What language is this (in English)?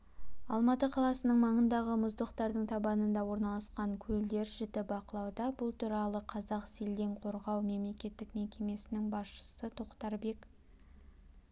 Kazakh